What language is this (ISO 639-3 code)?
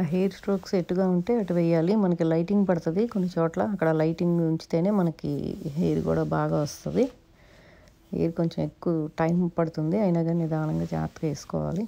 ron